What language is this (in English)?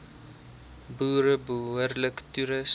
Afrikaans